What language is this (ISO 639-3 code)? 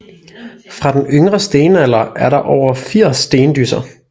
dan